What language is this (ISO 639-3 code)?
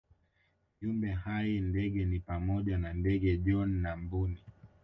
swa